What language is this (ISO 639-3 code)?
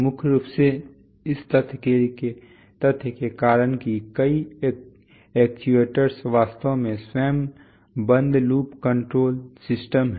hin